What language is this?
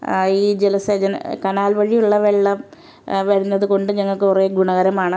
Malayalam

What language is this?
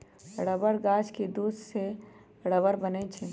Magahi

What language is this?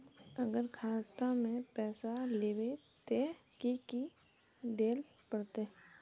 Magahi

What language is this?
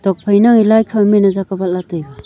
Wancho Naga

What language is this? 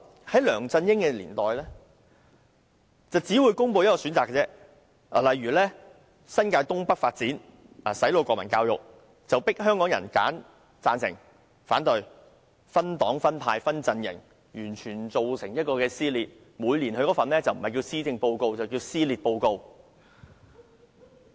Cantonese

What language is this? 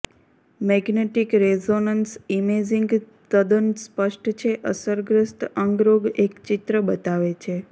Gujarati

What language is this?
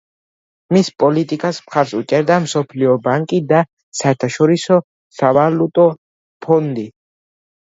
Georgian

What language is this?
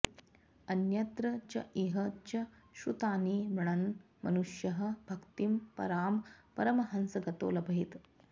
Sanskrit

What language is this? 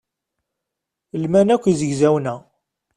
Kabyle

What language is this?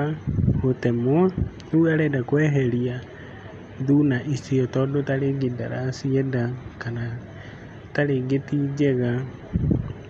Kikuyu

